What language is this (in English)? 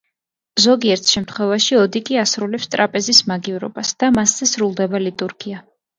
Georgian